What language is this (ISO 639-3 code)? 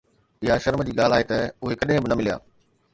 snd